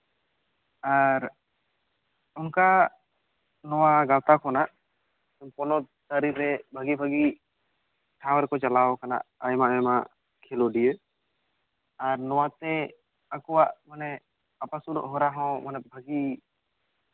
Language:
Santali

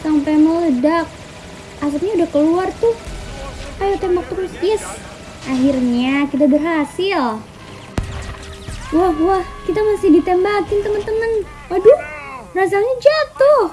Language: Indonesian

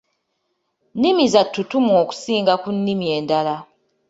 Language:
Ganda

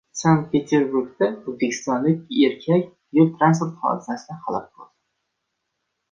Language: Uzbek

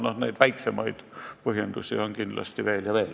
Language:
Estonian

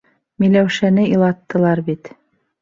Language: Bashkir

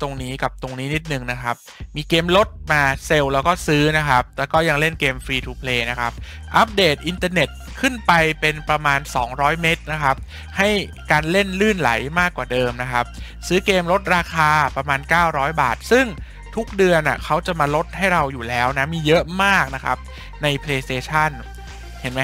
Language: Thai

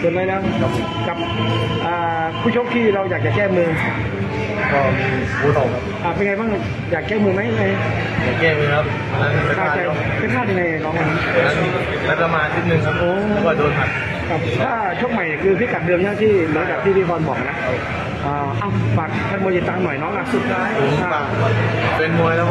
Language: Thai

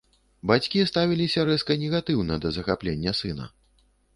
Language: Belarusian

